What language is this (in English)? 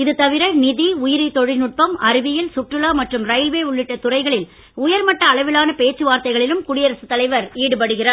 Tamil